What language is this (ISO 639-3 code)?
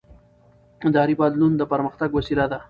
pus